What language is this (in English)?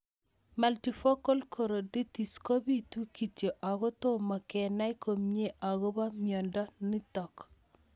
Kalenjin